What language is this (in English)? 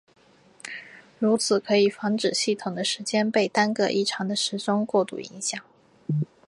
Chinese